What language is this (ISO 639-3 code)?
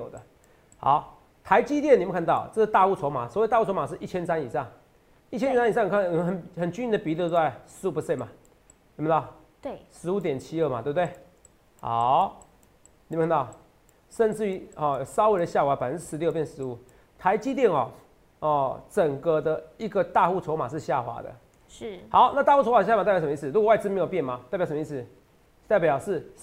zho